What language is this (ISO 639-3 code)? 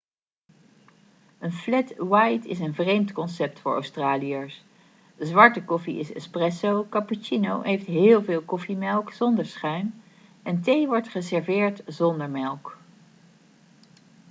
nld